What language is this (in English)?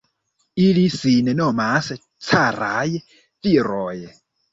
Esperanto